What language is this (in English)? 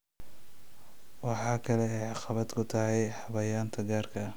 Somali